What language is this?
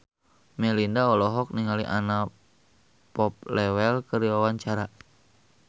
Sundanese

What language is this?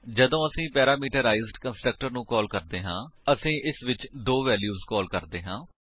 Punjabi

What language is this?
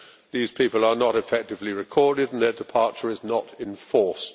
English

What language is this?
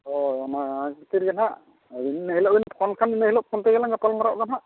Santali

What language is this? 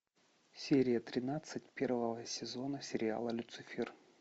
Russian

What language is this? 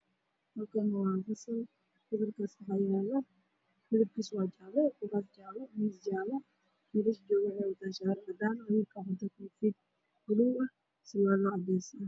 Somali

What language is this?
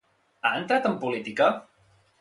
Catalan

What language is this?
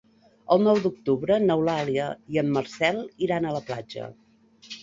Catalan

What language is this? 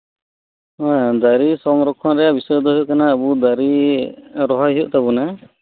Santali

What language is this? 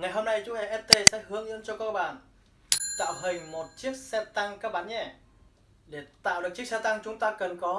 Vietnamese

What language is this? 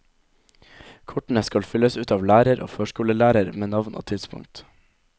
Norwegian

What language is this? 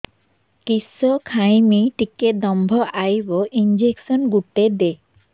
Odia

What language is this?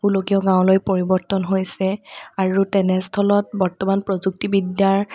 Assamese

